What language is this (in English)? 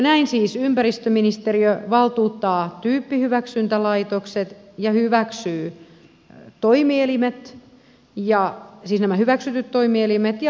Finnish